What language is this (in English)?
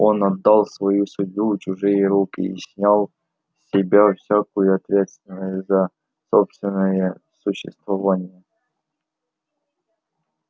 Russian